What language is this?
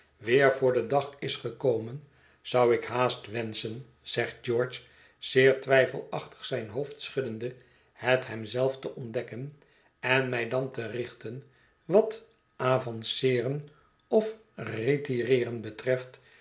Dutch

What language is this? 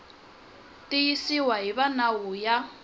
Tsonga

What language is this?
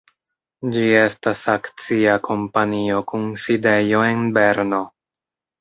Esperanto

